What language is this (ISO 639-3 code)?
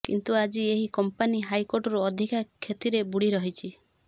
ori